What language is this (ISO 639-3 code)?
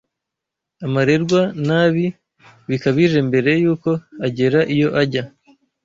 kin